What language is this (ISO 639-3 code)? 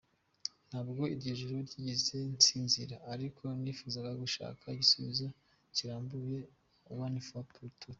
kin